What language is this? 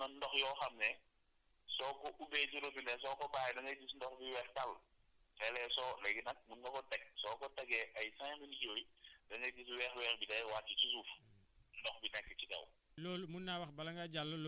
Wolof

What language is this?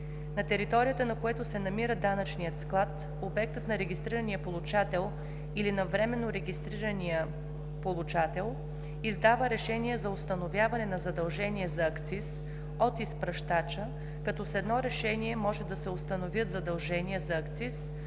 Bulgarian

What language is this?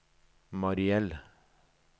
Norwegian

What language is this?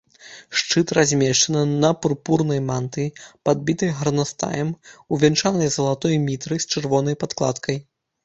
Belarusian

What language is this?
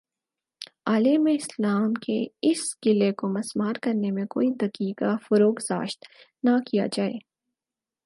Urdu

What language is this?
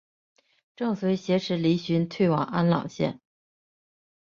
Chinese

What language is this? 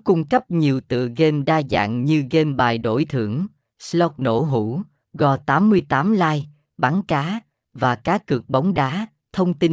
Vietnamese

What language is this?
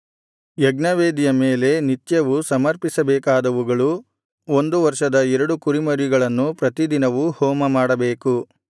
Kannada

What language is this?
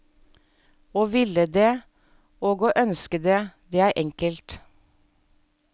Norwegian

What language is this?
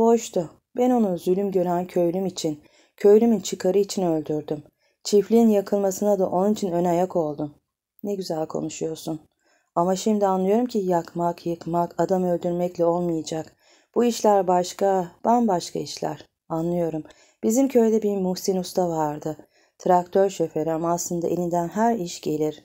Turkish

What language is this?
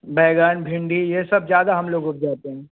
Hindi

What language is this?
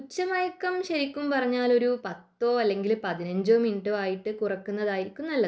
Malayalam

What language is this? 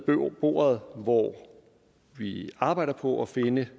Danish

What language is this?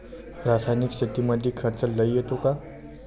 Marathi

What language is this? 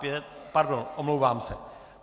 Czech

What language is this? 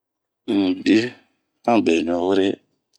Bomu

